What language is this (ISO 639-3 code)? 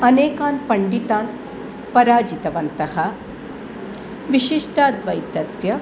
san